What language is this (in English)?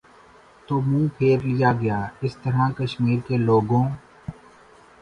Urdu